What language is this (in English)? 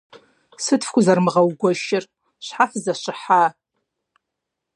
Kabardian